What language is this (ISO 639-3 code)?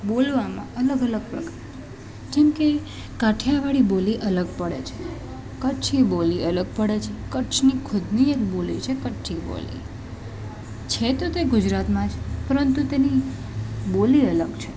guj